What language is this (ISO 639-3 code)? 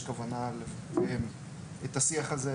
heb